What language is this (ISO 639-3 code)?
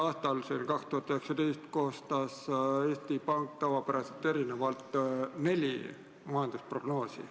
est